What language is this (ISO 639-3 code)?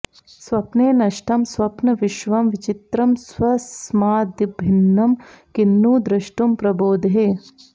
san